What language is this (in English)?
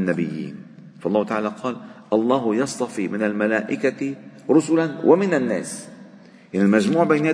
Arabic